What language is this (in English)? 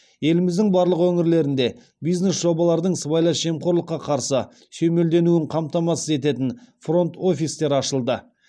Kazakh